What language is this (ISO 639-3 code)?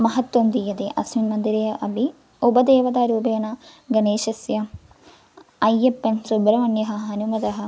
san